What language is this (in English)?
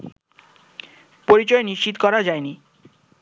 Bangla